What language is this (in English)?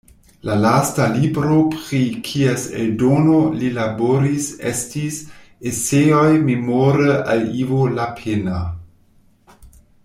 Esperanto